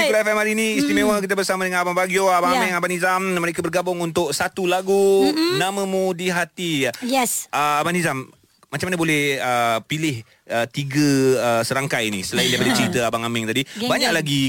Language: Malay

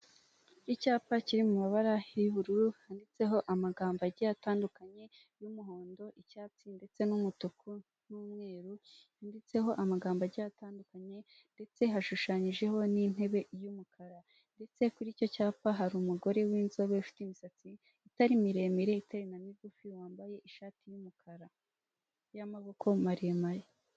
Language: Kinyarwanda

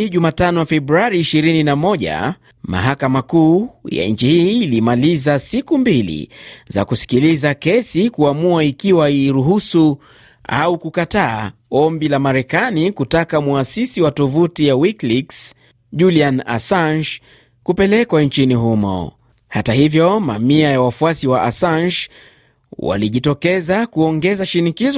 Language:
Swahili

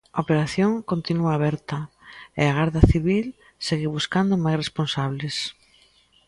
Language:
Galician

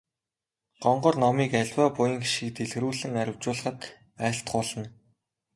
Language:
Mongolian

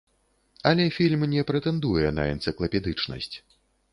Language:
Belarusian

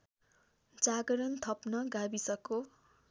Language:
Nepali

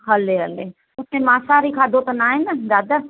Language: Sindhi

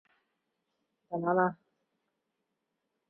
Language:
Chinese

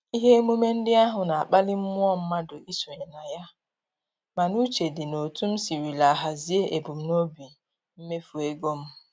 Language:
Igbo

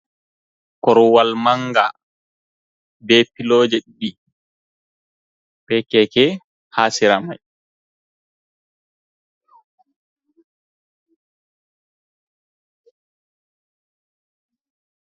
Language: Fula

